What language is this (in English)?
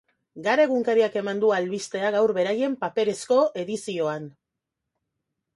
Basque